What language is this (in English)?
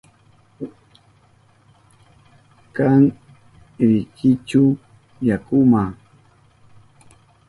Southern Pastaza Quechua